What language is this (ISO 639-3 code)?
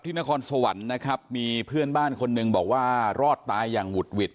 tha